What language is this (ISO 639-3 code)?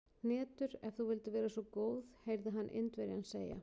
isl